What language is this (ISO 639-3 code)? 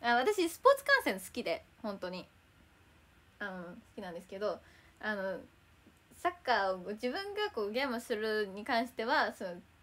jpn